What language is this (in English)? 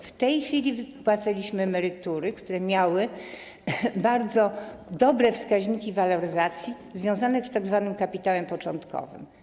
Polish